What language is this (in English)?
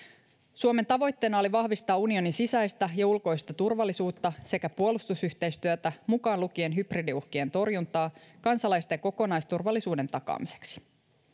Finnish